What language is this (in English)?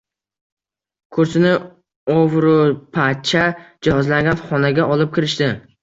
Uzbek